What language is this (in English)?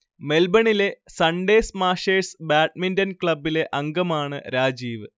Malayalam